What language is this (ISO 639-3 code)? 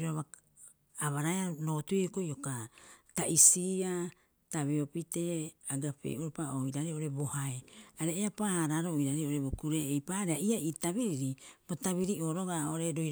kyx